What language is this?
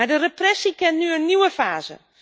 Dutch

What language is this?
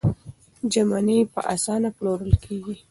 Pashto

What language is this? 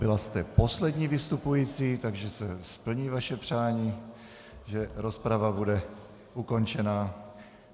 Czech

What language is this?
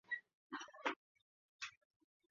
Pashto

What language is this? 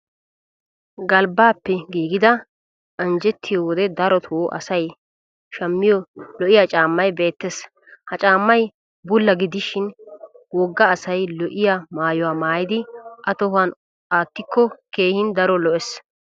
Wolaytta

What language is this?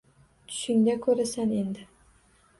Uzbek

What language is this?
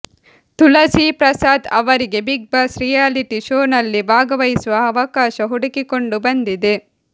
Kannada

